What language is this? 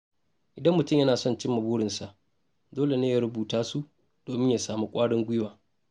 Hausa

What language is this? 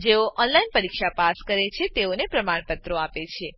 Gujarati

